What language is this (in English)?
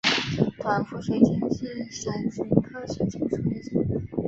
Chinese